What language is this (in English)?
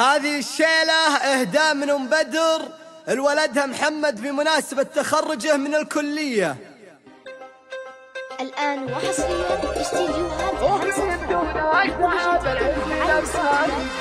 Arabic